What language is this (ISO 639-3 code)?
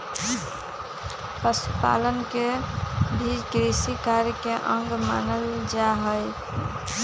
mag